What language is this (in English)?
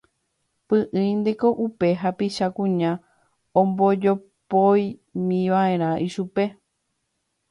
Guarani